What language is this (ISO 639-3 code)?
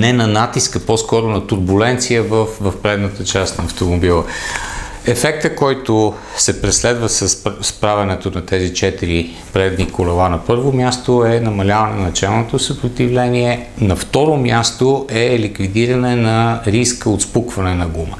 bul